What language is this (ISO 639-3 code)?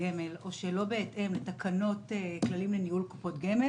heb